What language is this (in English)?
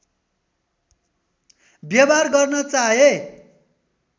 Nepali